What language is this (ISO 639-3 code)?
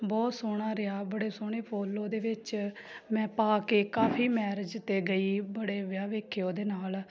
pan